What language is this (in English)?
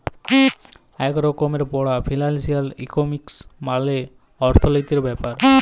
Bangla